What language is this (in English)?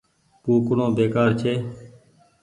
Goaria